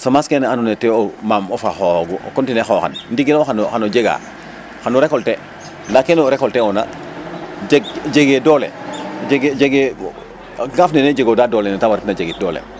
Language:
Serer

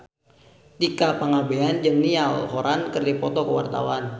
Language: Sundanese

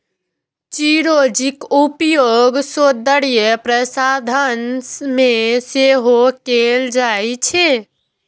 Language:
Maithili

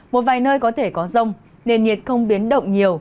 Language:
Vietnamese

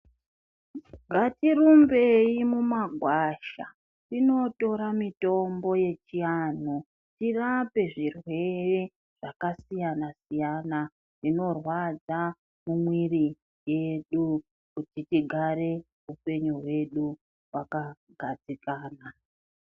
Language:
Ndau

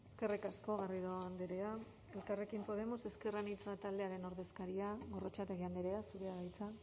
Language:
Basque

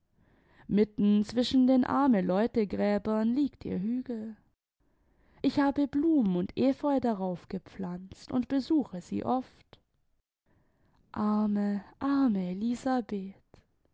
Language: German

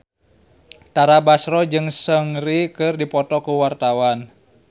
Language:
Sundanese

